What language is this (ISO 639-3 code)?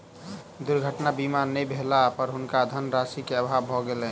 mai